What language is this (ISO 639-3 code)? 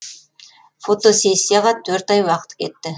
kaz